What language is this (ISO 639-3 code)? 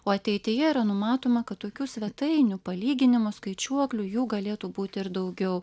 lit